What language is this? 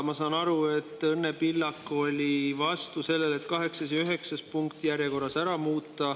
Estonian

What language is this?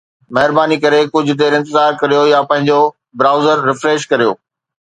Sindhi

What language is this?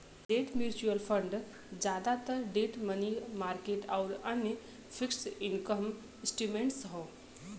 Bhojpuri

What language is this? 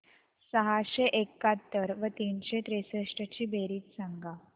Marathi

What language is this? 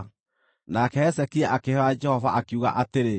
Kikuyu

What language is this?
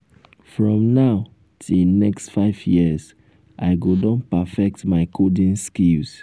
Nigerian Pidgin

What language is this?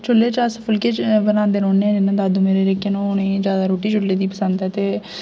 Dogri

